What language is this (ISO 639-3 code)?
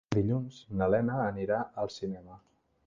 cat